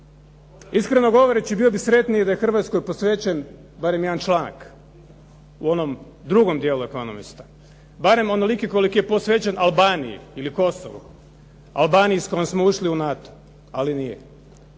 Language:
Croatian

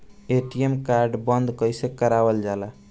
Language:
Bhojpuri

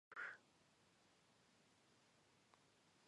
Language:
Georgian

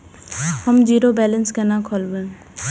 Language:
Maithili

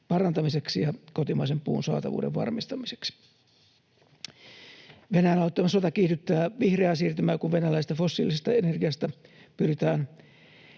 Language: Finnish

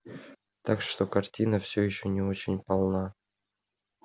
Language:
Russian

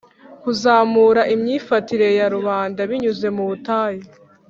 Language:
Kinyarwanda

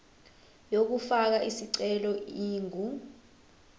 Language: Zulu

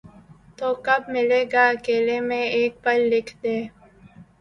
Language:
Urdu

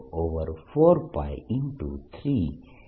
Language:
Gujarati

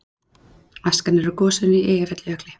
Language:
Icelandic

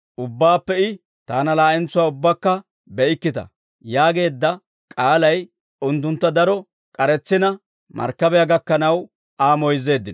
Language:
Dawro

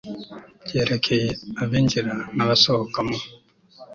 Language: Kinyarwanda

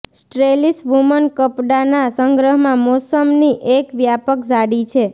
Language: Gujarati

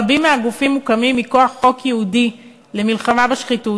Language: Hebrew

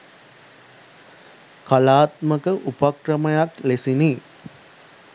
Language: Sinhala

